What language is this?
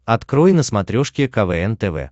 Russian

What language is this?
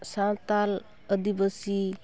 Santali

